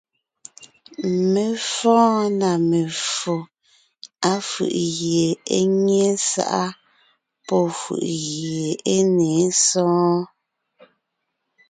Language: Ngiemboon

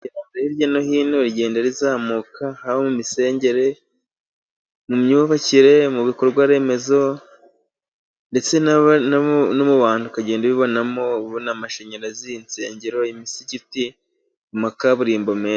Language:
Kinyarwanda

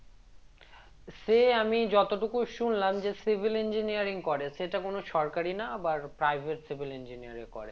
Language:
Bangla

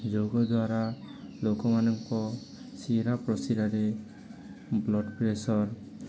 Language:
Odia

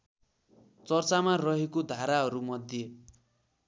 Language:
Nepali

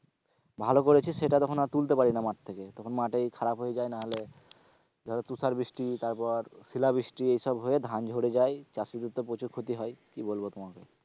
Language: Bangla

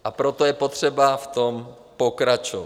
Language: Czech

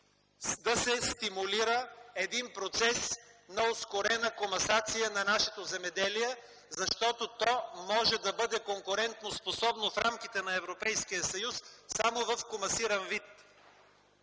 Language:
Bulgarian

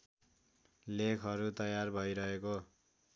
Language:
Nepali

